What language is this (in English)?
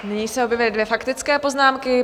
Czech